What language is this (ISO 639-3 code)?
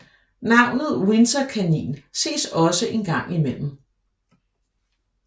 dan